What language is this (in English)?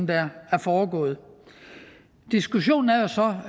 Danish